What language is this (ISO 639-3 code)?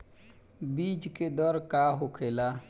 bho